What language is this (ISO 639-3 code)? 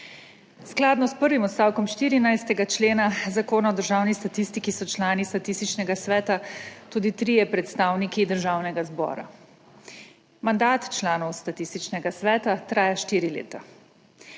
slv